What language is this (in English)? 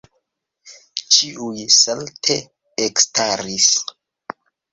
Esperanto